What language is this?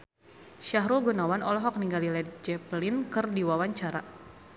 Sundanese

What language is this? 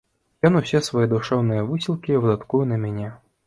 Belarusian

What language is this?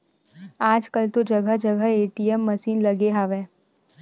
Chhattisgarhi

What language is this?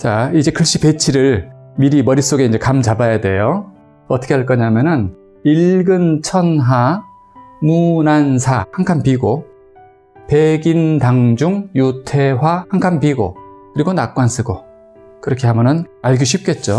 Korean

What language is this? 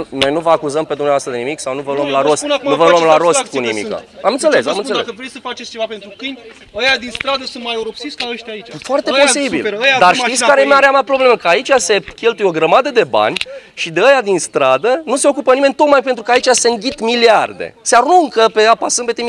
Romanian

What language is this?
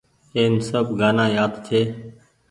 Goaria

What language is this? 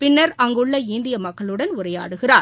Tamil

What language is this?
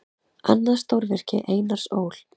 Icelandic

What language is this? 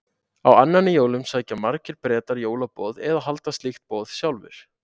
Icelandic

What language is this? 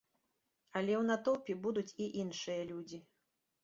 Belarusian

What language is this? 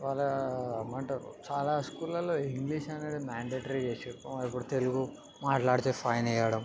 Telugu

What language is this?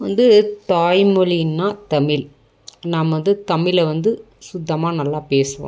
Tamil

